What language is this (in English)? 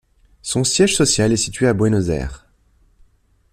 French